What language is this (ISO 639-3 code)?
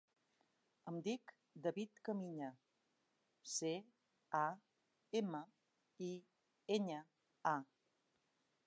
cat